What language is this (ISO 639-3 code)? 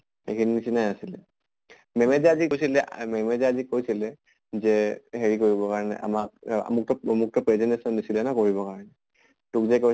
asm